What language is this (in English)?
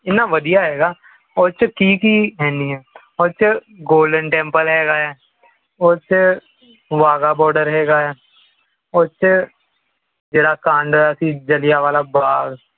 Punjabi